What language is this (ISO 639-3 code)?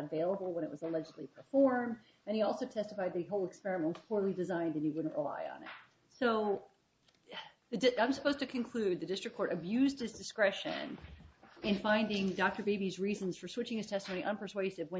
eng